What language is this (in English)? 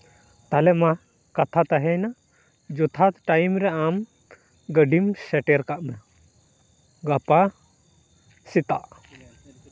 Santali